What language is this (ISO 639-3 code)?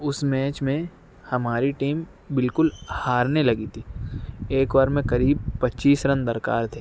urd